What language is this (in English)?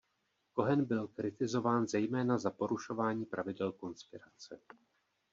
Czech